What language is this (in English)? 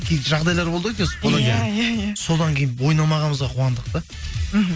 Kazakh